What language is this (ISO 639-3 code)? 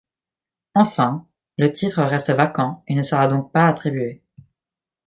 fra